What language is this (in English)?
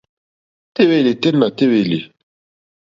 Mokpwe